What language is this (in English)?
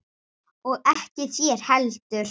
Icelandic